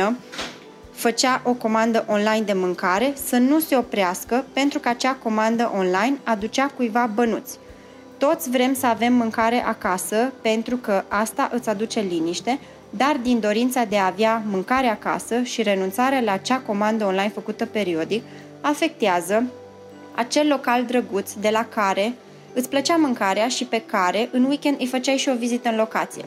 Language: Romanian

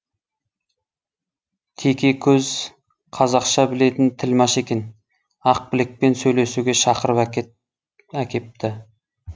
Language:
Kazakh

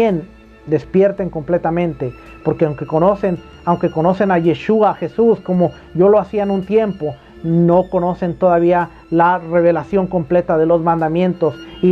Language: Spanish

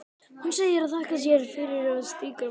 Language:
Icelandic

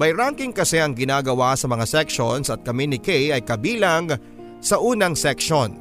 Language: Filipino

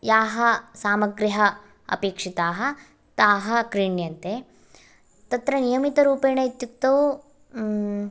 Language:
Sanskrit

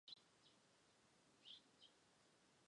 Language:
Chinese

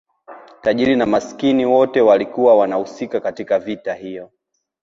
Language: Swahili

